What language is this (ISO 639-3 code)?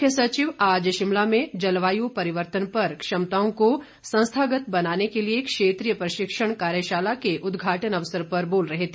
hin